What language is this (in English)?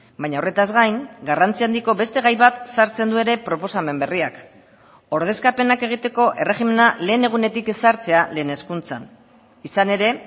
Basque